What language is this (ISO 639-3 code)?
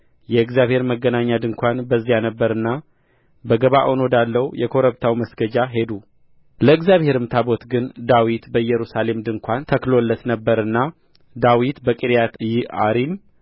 amh